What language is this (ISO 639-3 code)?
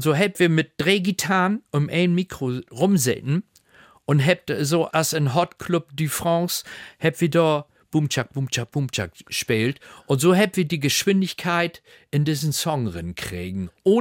deu